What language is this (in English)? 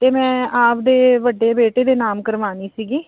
Punjabi